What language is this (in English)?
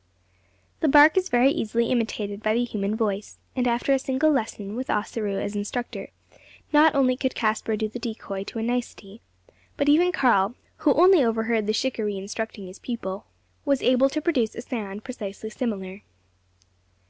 English